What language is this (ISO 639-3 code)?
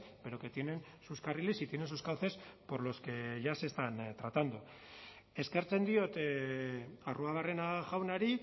spa